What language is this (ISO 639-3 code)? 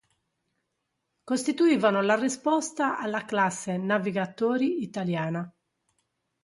ita